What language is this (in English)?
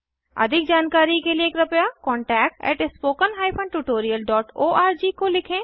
Hindi